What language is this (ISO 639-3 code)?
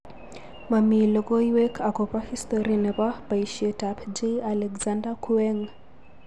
kln